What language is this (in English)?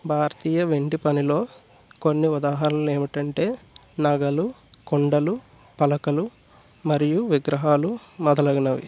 Telugu